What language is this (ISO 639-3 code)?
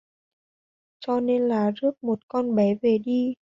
vie